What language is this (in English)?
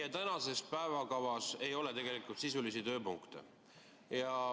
Estonian